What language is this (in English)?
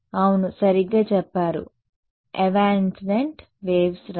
Telugu